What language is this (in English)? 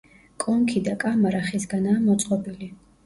Georgian